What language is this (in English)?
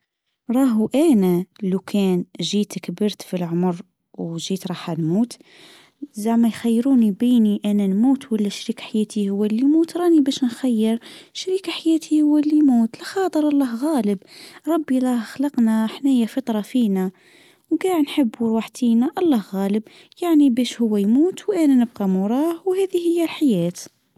Tunisian Arabic